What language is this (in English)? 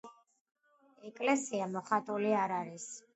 Georgian